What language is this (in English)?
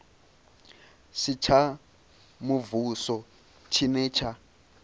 Venda